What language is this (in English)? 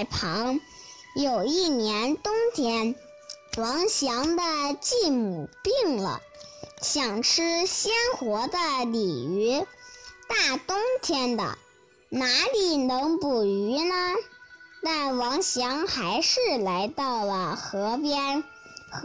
Chinese